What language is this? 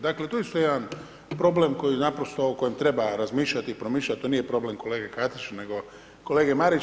Croatian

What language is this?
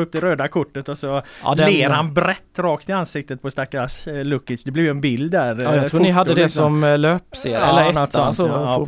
Swedish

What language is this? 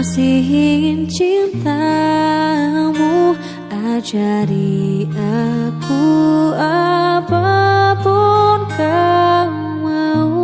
Indonesian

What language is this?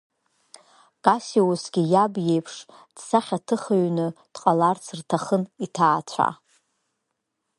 Abkhazian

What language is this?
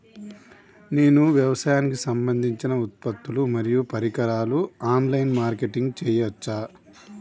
Telugu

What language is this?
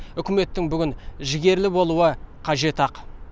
Kazakh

